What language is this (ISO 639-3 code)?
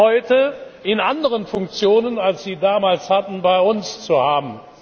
deu